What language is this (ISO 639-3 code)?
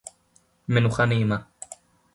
heb